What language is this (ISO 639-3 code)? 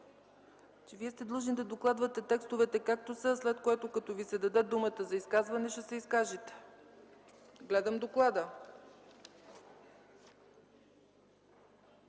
bul